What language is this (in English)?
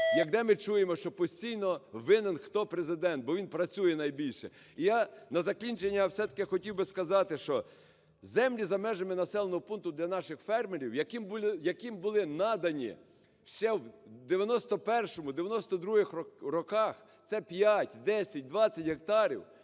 Ukrainian